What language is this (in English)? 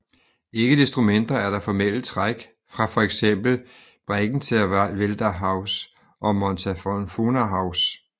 Danish